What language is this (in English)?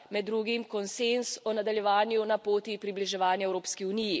Slovenian